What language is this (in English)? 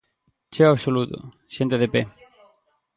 Galician